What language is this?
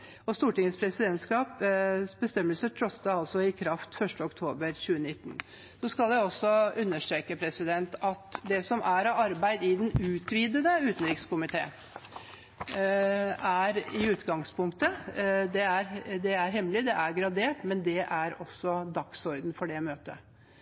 Norwegian Bokmål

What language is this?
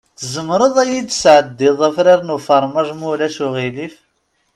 Kabyle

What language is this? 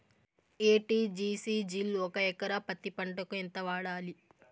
Telugu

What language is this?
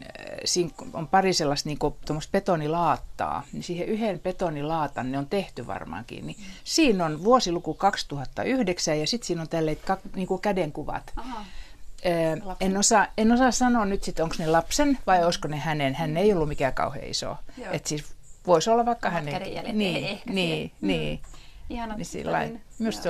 Finnish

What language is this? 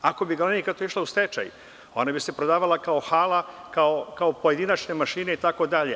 Serbian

